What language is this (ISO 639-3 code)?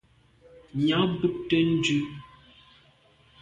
byv